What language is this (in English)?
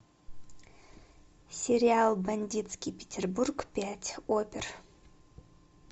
Russian